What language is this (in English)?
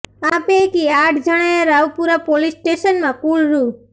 Gujarati